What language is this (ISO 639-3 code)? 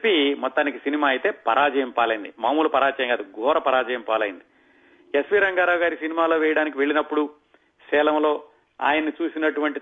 tel